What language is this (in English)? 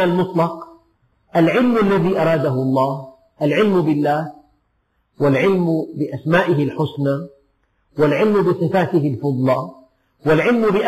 Arabic